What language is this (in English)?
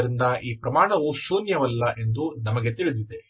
Kannada